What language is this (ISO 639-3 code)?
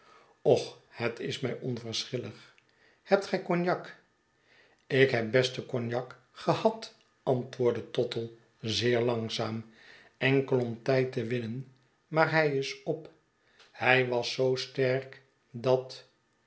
nld